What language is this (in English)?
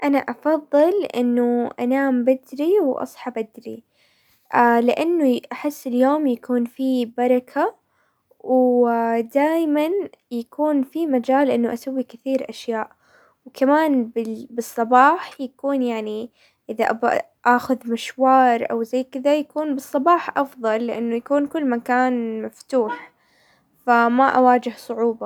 Hijazi Arabic